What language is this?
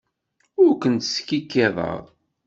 Kabyle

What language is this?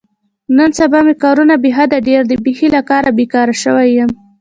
Pashto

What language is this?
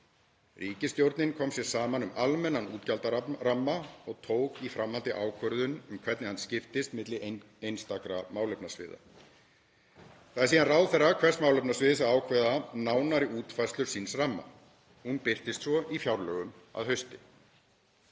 Icelandic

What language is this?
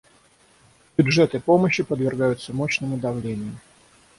Russian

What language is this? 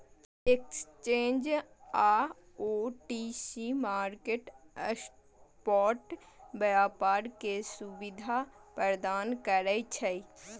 Maithili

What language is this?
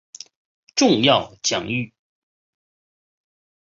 Chinese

